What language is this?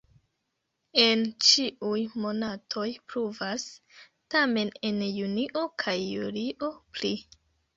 Esperanto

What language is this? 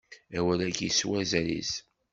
Kabyle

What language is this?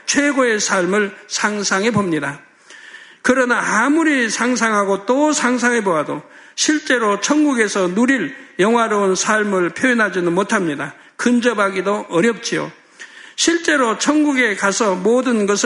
Korean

